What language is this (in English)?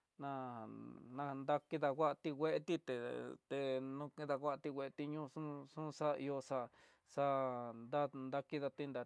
Tidaá Mixtec